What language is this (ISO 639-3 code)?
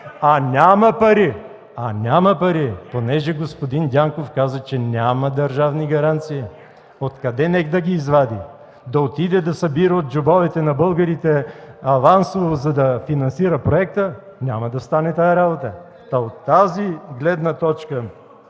bul